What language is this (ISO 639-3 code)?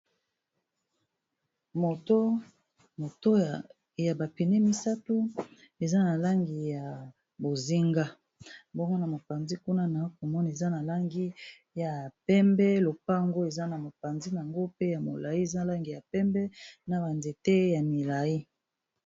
lin